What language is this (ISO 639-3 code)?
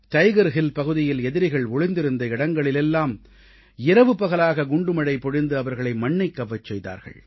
tam